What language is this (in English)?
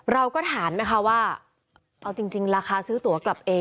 Thai